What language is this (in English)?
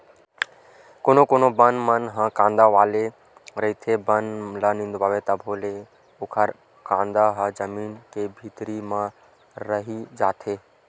Chhattisgarhi